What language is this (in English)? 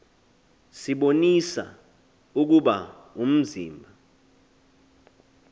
Xhosa